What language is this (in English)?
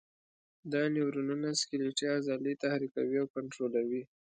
Pashto